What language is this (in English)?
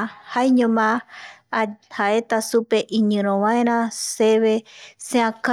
Eastern Bolivian Guaraní